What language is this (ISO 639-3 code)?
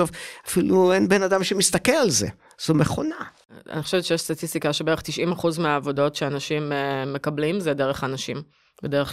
heb